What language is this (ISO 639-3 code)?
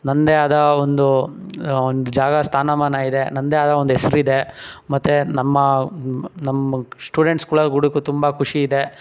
kan